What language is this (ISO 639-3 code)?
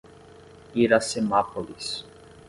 por